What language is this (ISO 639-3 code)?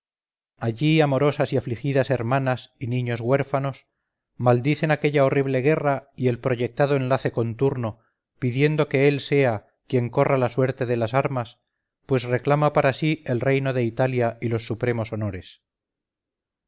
spa